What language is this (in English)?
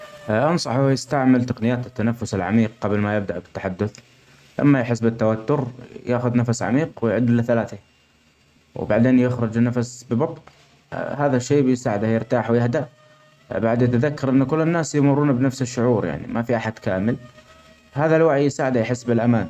Omani Arabic